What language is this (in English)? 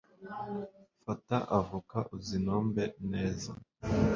Kinyarwanda